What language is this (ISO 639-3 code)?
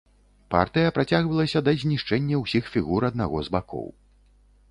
bel